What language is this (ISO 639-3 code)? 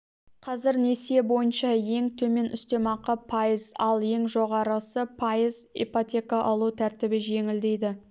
kaz